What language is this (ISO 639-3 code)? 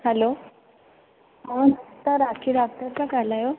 snd